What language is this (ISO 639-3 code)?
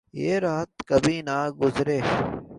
urd